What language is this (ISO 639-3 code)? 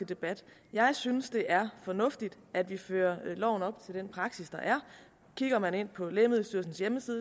dan